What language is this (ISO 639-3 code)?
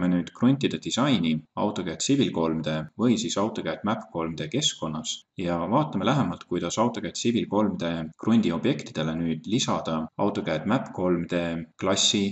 dan